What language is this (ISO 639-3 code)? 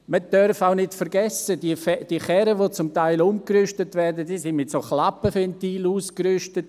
gsw